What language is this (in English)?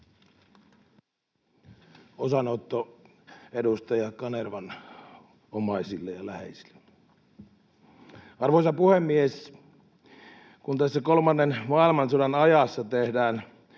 Finnish